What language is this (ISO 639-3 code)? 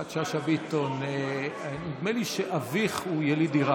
heb